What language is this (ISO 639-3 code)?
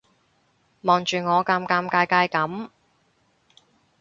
yue